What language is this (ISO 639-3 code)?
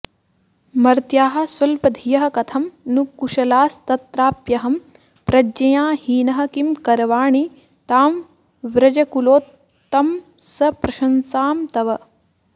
san